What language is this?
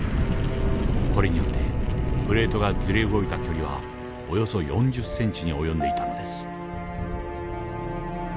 Japanese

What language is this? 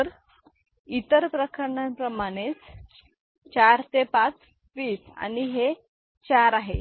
Marathi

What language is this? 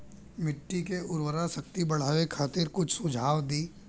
Bhojpuri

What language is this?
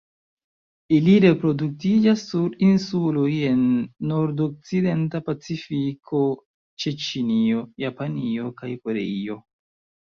Esperanto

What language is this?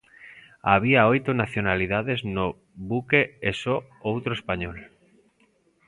Galician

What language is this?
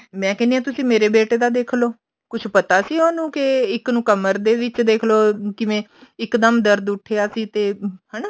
Punjabi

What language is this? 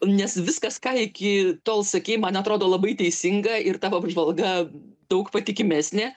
Lithuanian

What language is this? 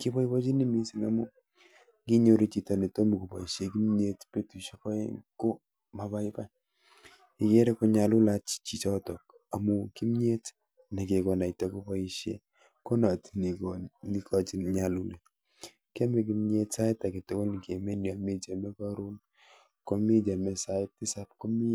Kalenjin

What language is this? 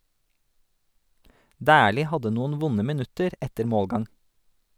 Norwegian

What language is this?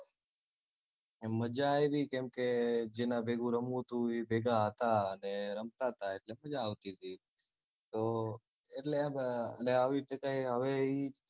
Gujarati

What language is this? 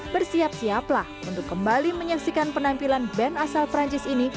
Indonesian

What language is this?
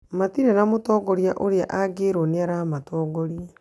Kikuyu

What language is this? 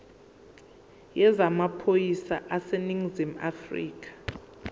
Zulu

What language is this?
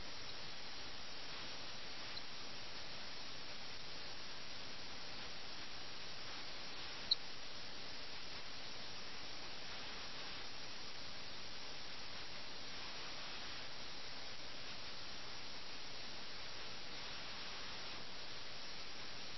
Malayalam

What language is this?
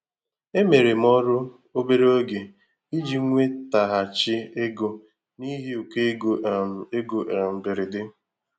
Igbo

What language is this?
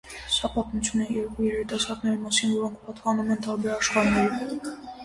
Armenian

